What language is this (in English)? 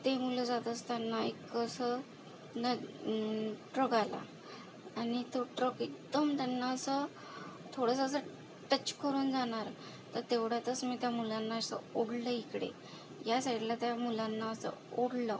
Marathi